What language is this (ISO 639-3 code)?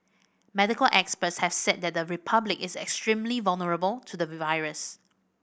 eng